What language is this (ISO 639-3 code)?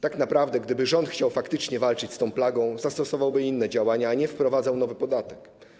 pol